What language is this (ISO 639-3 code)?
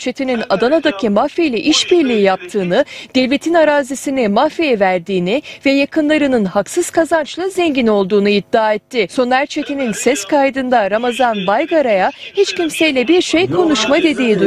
tur